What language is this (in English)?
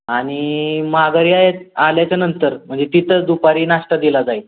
Marathi